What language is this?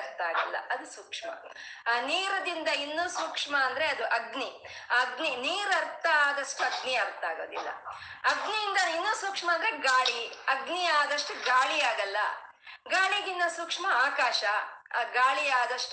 Kannada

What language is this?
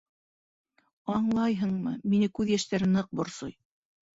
Bashkir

